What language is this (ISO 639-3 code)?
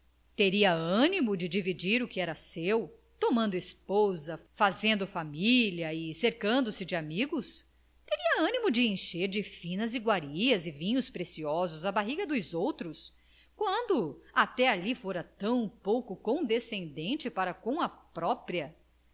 por